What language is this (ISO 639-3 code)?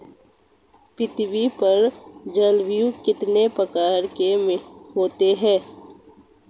hin